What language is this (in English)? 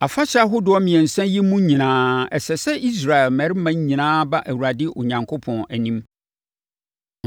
Akan